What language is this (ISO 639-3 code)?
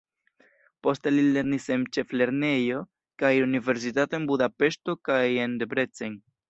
epo